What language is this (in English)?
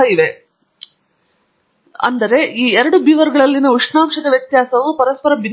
Kannada